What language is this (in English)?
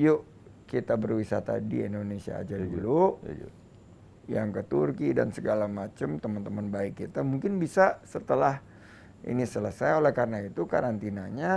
Indonesian